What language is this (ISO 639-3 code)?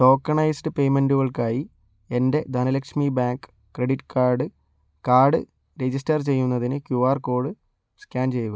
mal